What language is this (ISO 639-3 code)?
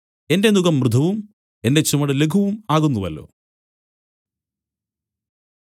mal